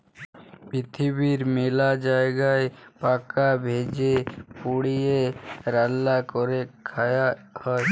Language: Bangla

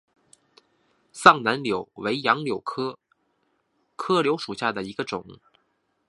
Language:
Chinese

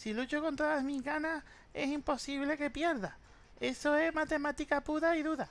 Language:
Spanish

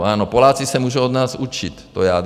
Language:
Czech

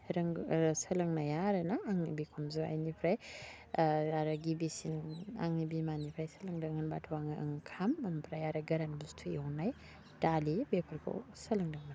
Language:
Bodo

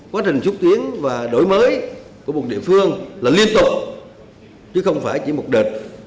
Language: Vietnamese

